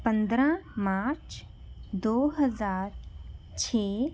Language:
Punjabi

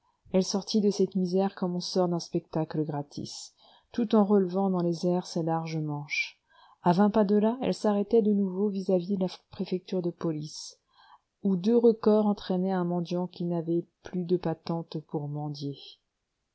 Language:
French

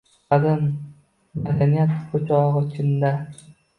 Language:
Uzbek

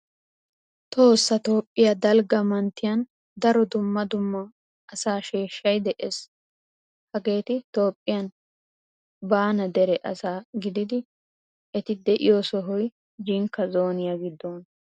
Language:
Wolaytta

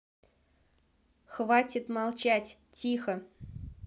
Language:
Russian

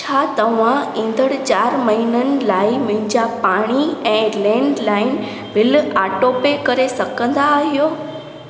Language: Sindhi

